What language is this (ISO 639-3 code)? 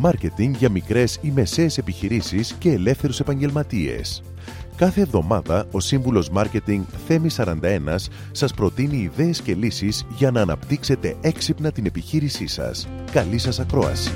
ell